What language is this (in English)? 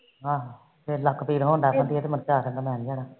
Punjabi